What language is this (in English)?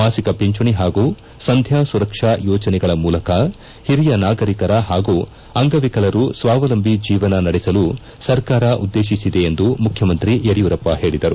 Kannada